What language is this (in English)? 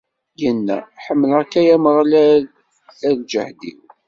Kabyle